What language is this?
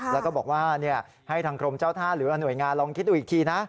Thai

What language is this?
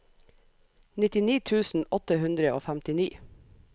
Norwegian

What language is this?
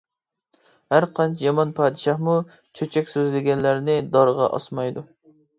Uyghur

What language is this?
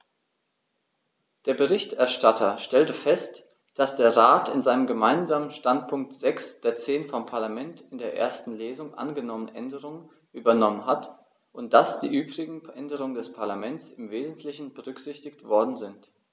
German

